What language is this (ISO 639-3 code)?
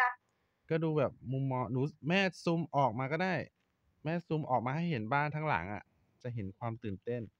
tha